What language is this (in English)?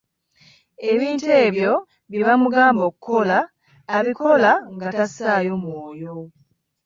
Ganda